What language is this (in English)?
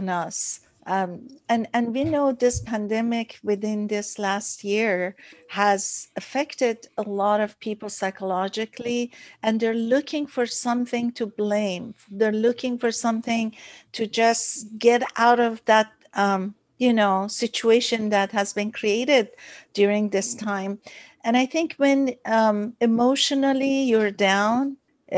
English